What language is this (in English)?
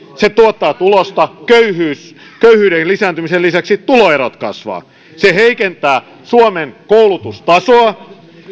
Finnish